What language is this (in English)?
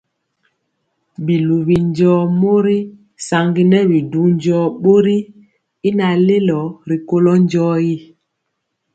Mpiemo